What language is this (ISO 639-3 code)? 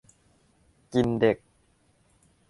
tha